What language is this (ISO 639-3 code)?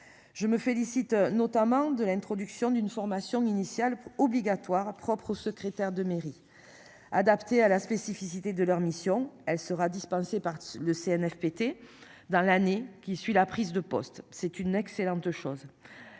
fra